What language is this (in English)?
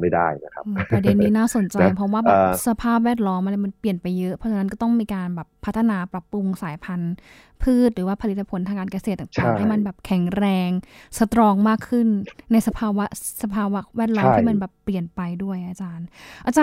Thai